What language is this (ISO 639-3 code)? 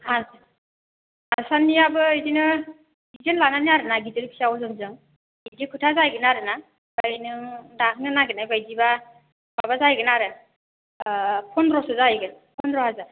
brx